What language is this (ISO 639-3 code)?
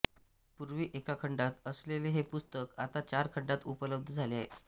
mar